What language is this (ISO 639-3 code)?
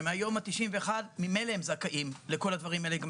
heb